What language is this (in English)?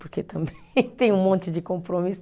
Portuguese